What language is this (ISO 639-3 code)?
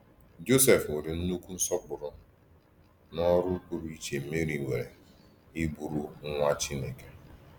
ibo